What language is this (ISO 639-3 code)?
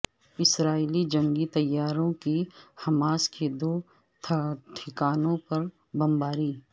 urd